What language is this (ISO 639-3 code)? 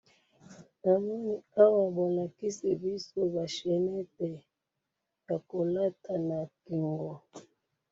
lin